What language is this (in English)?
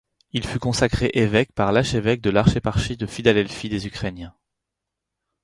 French